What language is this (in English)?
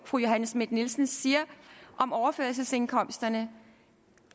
Danish